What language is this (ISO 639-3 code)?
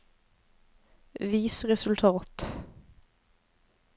nor